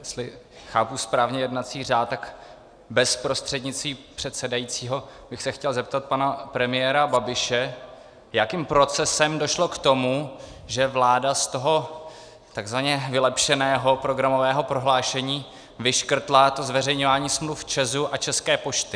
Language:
Czech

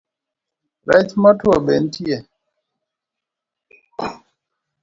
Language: Luo (Kenya and Tanzania)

